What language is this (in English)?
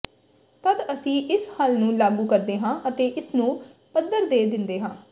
Punjabi